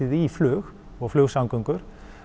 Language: Icelandic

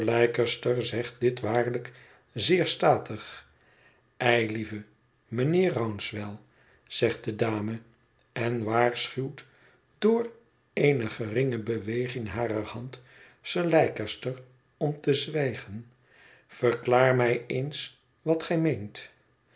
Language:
Dutch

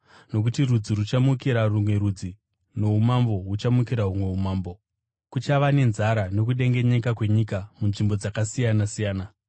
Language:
Shona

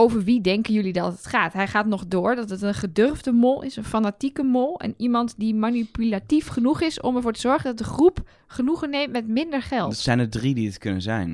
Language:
Dutch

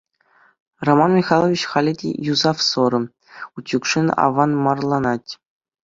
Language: Chuvash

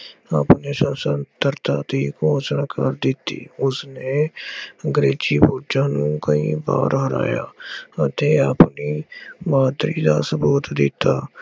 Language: Punjabi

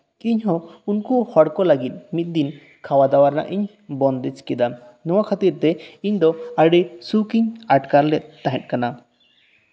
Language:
Santali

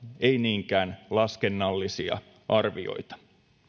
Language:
Finnish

